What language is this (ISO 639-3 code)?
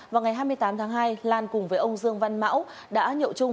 vie